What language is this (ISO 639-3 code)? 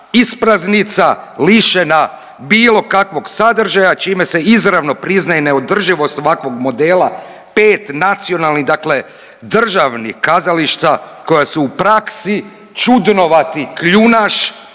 hrv